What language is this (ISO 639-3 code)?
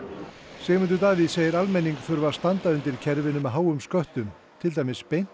isl